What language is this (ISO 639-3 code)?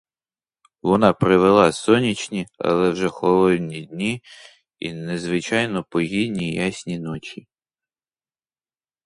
ukr